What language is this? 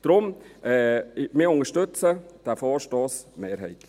Swiss German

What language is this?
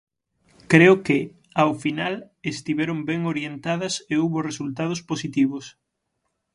Galician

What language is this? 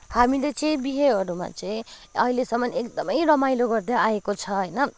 Nepali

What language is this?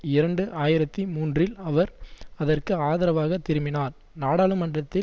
Tamil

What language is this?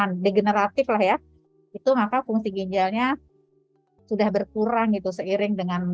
Indonesian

